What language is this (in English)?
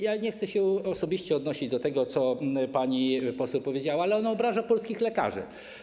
Polish